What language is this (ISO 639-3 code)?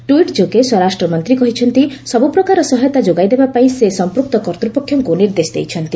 ori